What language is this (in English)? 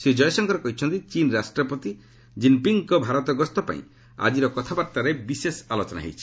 Odia